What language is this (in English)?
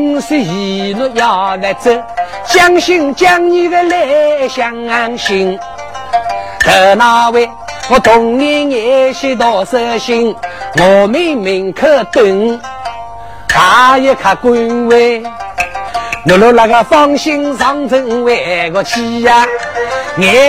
Chinese